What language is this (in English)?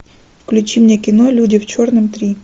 Russian